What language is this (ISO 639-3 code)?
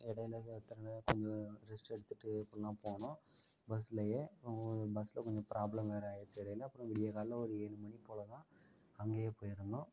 tam